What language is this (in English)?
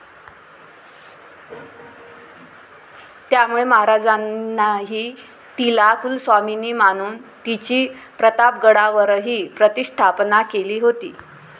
Marathi